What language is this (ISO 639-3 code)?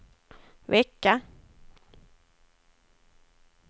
swe